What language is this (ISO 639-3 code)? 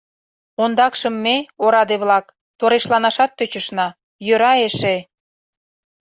chm